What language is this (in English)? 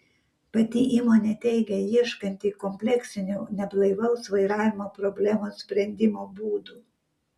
Lithuanian